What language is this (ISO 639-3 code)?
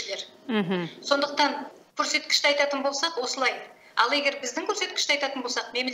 tur